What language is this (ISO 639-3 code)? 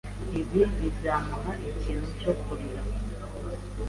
kin